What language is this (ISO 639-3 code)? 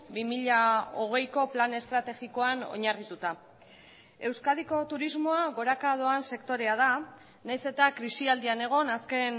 eus